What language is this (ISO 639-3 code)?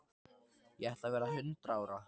isl